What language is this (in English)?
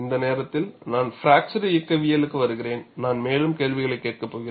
Tamil